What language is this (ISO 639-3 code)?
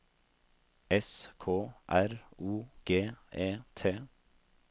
nor